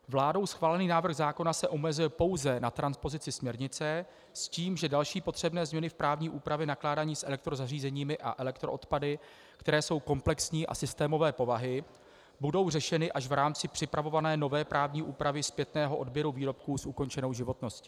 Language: Czech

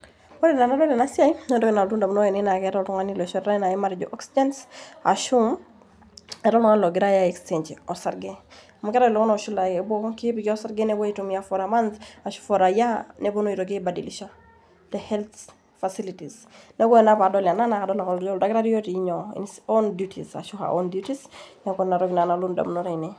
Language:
Masai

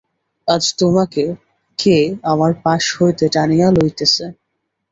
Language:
Bangla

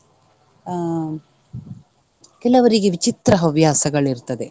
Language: Kannada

